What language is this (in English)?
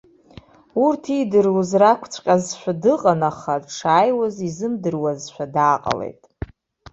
Abkhazian